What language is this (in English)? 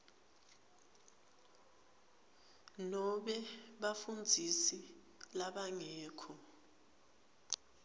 Swati